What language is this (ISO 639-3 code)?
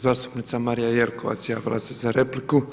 hrv